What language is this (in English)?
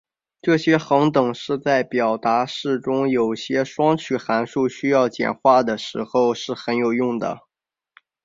Chinese